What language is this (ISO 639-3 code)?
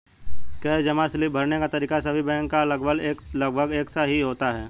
hin